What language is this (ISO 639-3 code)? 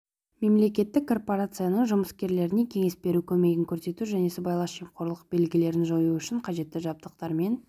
kaz